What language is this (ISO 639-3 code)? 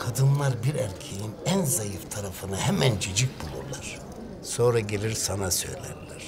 tur